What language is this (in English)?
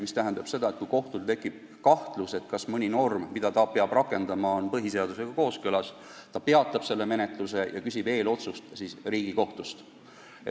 Estonian